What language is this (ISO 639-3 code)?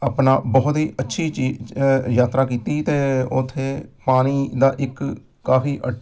pan